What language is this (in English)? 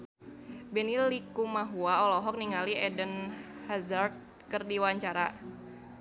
Sundanese